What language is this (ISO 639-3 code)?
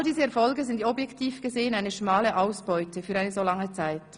gsw